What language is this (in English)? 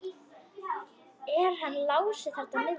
Icelandic